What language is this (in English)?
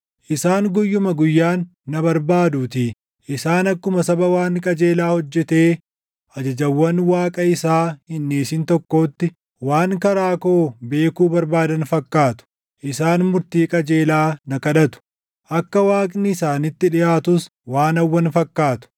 Oromo